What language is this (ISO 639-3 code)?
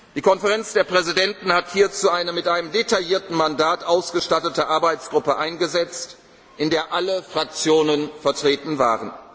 deu